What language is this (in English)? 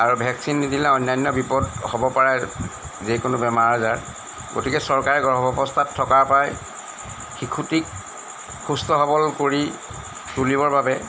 Assamese